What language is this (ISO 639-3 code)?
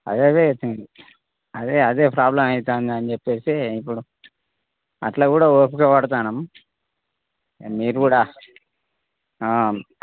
tel